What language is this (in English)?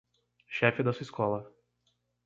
Portuguese